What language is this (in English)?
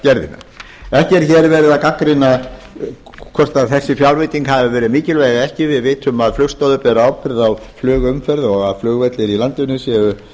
Icelandic